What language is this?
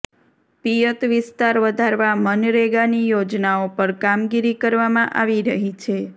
Gujarati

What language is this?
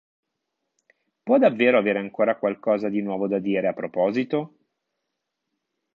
Italian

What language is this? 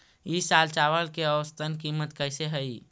Magahi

